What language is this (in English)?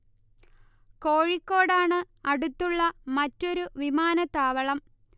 Malayalam